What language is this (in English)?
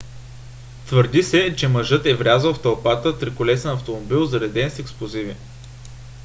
Bulgarian